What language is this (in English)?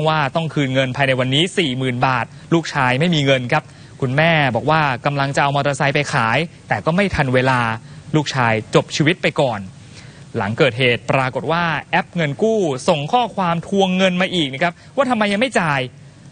Thai